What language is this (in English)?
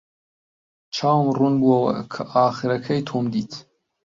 Central Kurdish